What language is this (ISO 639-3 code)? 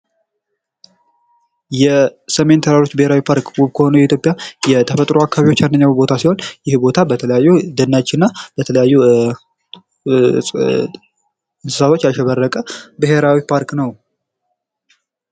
amh